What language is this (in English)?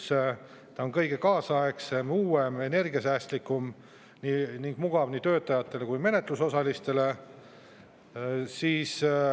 Estonian